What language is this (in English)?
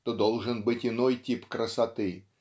Russian